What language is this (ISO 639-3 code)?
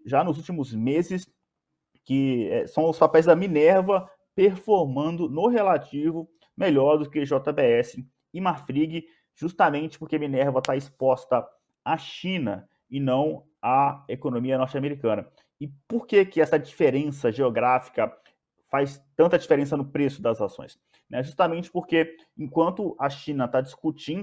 por